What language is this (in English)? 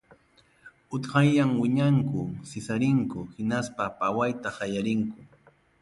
Ayacucho Quechua